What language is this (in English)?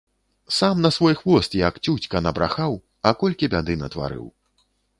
Belarusian